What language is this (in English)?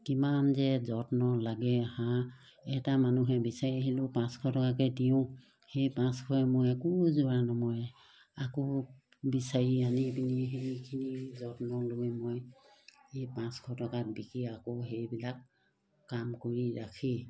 Assamese